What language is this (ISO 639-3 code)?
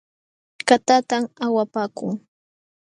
qxw